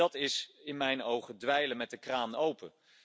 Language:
Dutch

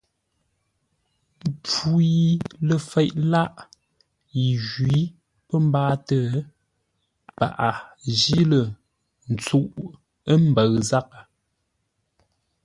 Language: Ngombale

